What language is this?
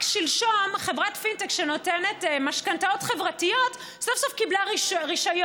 Hebrew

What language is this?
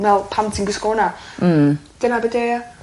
Welsh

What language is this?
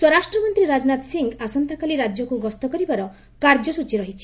Odia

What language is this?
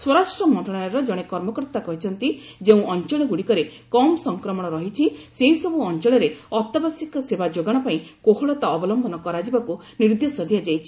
Odia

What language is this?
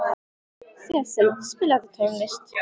Icelandic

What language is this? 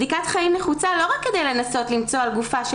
Hebrew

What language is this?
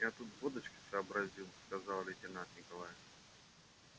Russian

